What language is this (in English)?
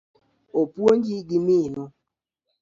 Luo (Kenya and Tanzania)